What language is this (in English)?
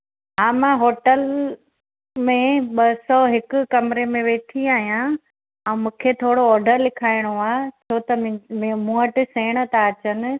Sindhi